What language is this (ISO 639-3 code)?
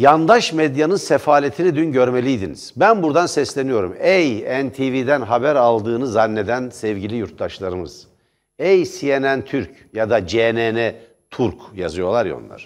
tur